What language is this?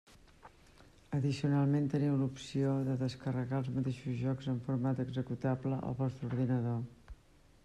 Catalan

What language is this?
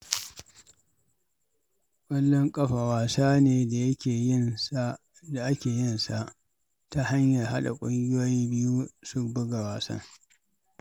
Hausa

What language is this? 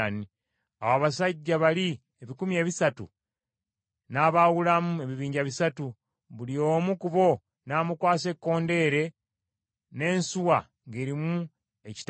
Ganda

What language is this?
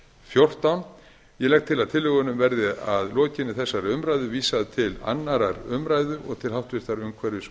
Icelandic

